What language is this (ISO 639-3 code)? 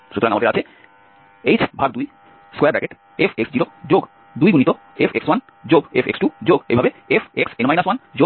ben